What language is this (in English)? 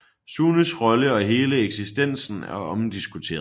Danish